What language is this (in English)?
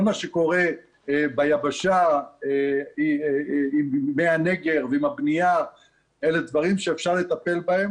Hebrew